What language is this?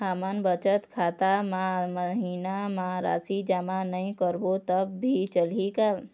Chhattisgarhi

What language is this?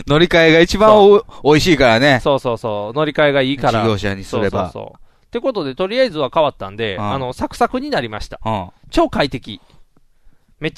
Japanese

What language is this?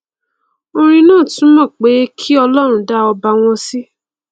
Yoruba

